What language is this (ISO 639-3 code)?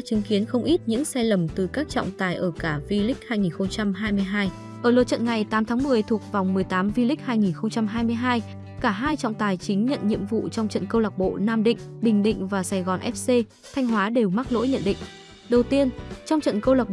vie